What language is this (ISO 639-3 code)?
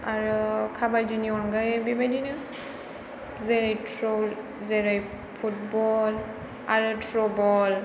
brx